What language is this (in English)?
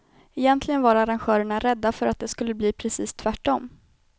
Swedish